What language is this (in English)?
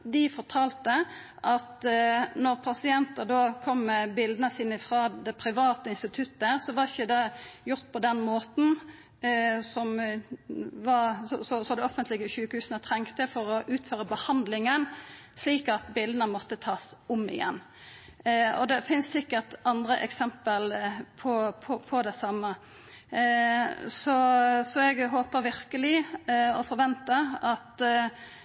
Norwegian Nynorsk